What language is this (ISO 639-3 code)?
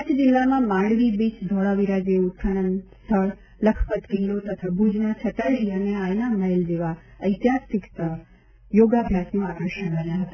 guj